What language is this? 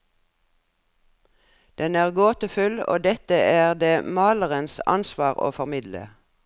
Norwegian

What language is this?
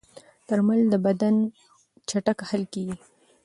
Pashto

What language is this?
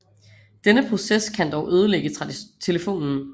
Danish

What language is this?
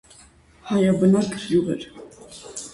Armenian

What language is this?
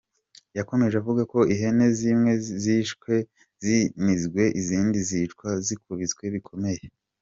Kinyarwanda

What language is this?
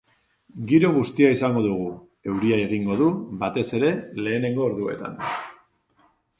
Basque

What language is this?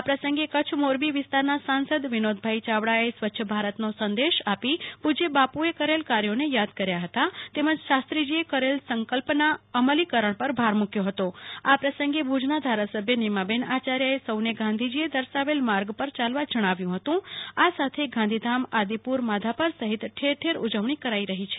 Gujarati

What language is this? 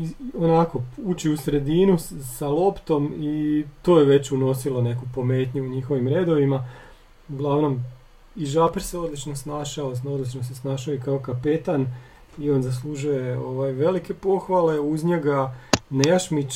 Croatian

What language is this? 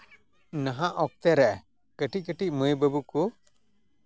Santali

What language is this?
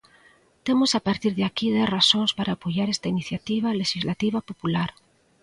Galician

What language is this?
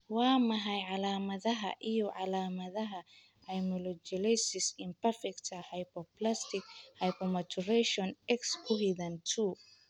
Somali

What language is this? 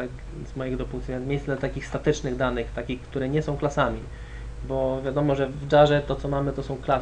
Polish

